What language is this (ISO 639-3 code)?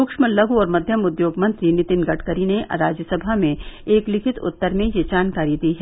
hin